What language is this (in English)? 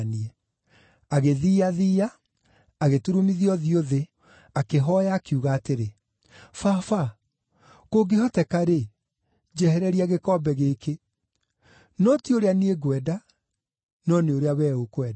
Kikuyu